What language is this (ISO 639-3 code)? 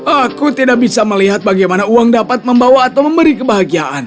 ind